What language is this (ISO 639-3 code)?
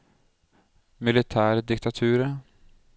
nor